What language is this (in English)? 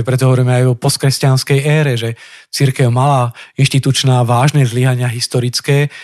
Slovak